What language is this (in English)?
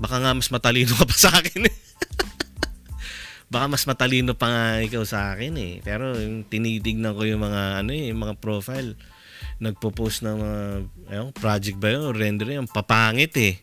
Filipino